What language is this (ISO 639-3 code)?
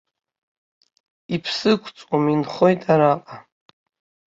abk